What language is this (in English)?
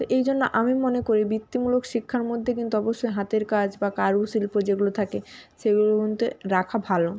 Bangla